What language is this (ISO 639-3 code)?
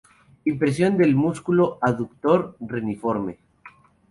spa